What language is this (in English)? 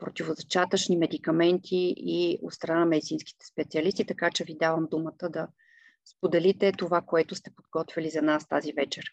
Bulgarian